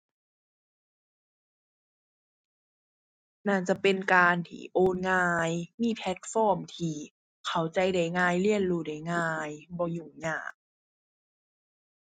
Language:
Thai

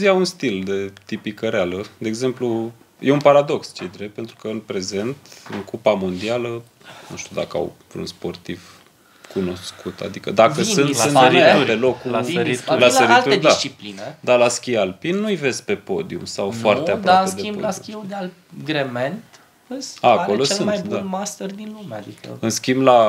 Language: Romanian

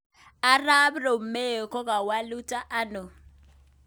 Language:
Kalenjin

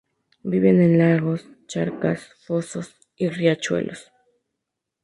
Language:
Spanish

